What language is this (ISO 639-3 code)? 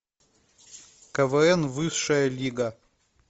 rus